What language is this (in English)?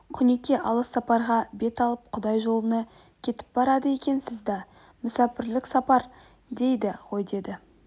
Kazakh